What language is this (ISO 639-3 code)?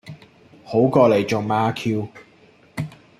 yue